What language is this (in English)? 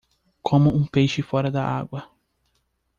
Portuguese